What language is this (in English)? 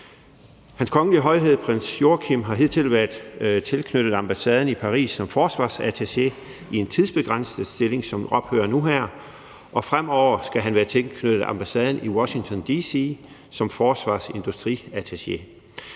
Danish